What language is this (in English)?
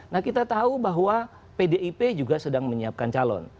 Indonesian